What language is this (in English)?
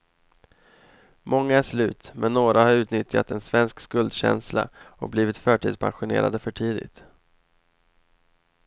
Swedish